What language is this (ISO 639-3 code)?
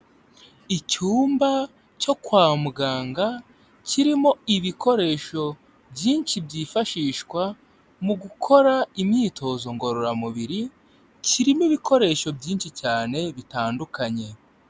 kin